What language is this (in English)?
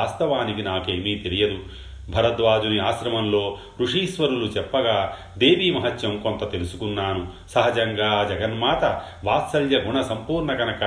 Telugu